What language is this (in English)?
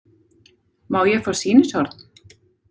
Icelandic